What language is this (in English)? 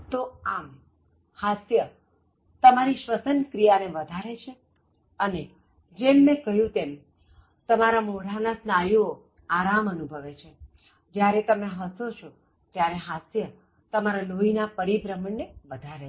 Gujarati